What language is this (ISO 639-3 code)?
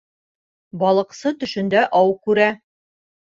bak